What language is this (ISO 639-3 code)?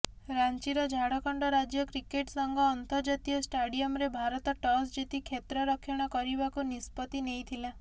ori